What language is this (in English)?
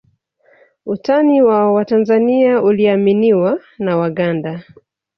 Swahili